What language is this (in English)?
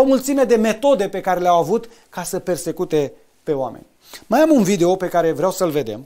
Romanian